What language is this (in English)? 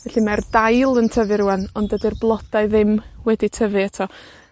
Welsh